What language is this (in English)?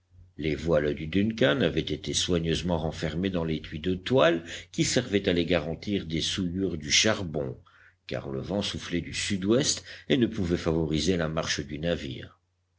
French